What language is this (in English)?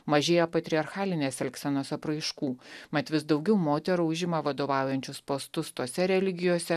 Lithuanian